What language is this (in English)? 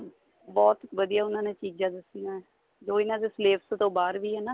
Punjabi